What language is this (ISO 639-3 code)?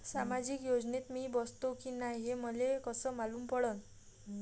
mar